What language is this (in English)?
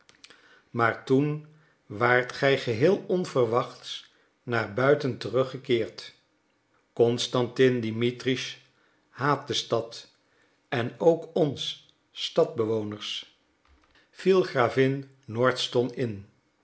Dutch